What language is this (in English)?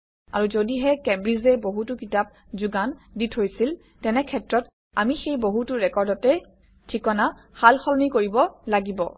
Assamese